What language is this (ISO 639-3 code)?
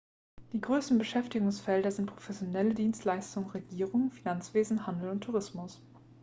deu